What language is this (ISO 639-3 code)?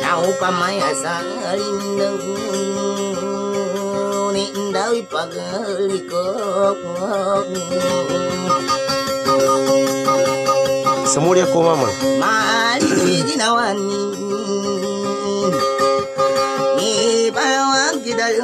ind